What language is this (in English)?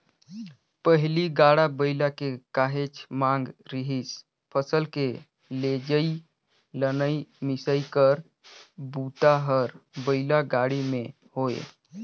Chhattisgarhi